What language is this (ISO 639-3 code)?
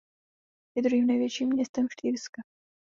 ces